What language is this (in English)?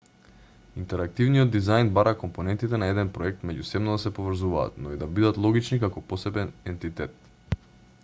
Macedonian